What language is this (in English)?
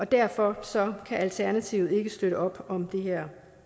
Danish